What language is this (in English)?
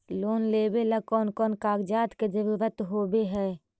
Magahi